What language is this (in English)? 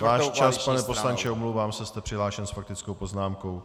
Czech